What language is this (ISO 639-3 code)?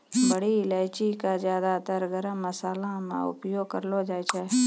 mai